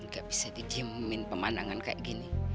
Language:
Indonesian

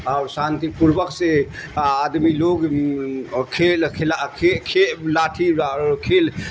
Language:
Urdu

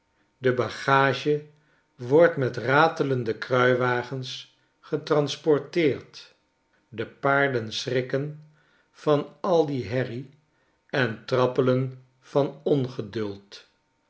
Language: Dutch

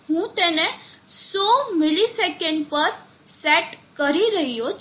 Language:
Gujarati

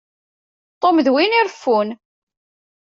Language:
Kabyle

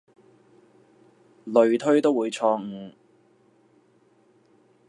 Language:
Cantonese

